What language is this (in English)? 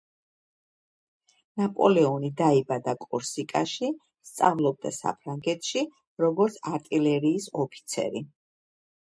Georgian